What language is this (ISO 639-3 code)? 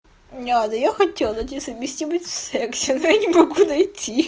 rus